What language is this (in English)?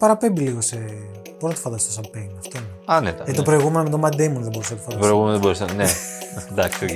Greek